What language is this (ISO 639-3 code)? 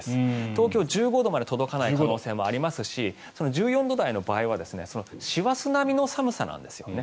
jpn